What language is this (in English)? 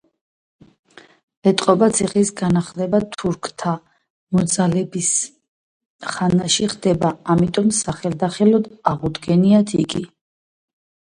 Georgian